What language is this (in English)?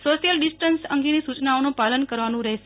Gujarati